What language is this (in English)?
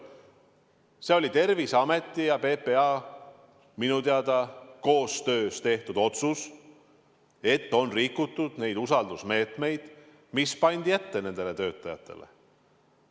Estonian